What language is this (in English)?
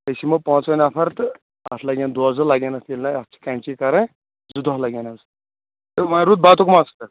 Kashmiri